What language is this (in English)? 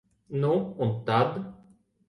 Latvian